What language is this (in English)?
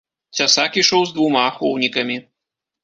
Belarusian